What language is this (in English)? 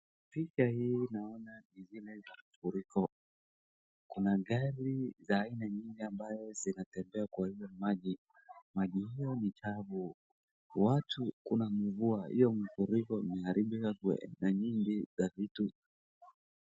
Swahili